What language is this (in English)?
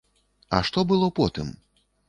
Belarusian